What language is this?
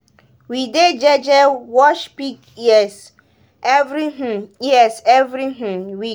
Nigerian Pidgin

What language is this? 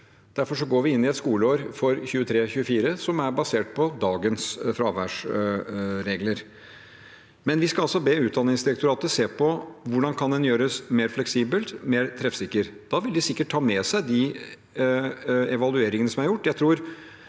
Norwegian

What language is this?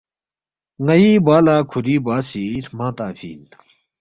Balti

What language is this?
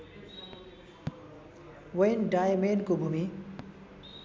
Nepali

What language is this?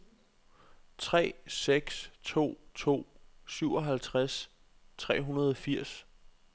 Danish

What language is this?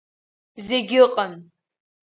Abkhazian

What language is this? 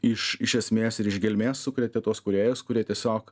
Lithuanian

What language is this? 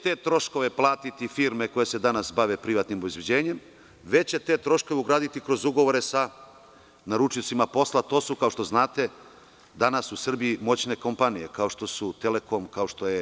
Serbian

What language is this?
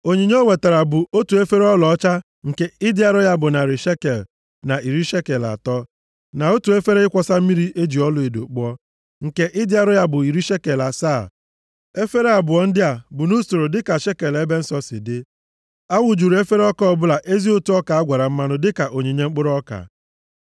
Igbo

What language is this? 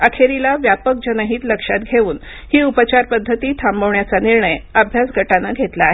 Marathi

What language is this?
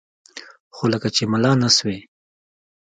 Pashto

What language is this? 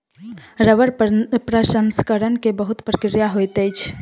Maithili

